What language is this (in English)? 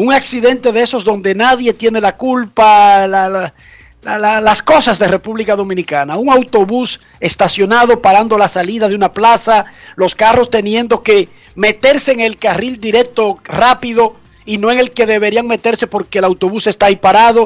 Spanish